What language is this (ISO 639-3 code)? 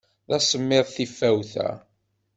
kab